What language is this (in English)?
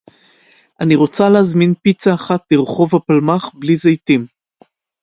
Hebrew